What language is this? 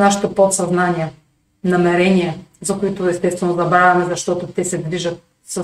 Bulgarian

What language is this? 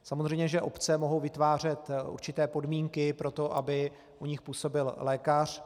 Czech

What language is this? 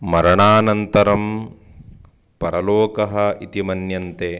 Sanskrit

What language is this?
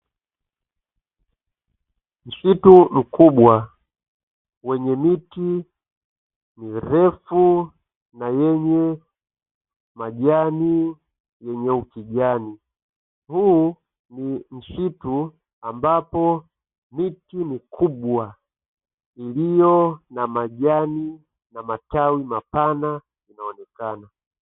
Swahili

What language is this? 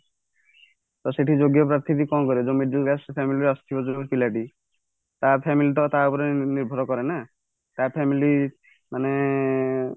Odia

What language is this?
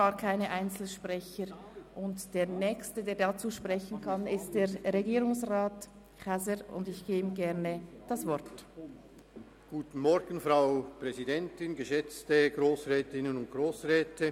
Swiss German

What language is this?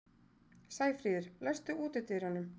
Icelandic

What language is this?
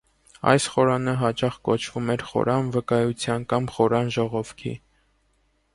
Armenian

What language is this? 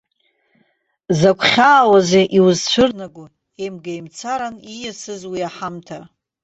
Abkhazian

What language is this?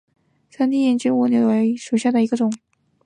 Chinese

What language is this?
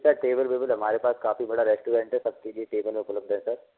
Hindi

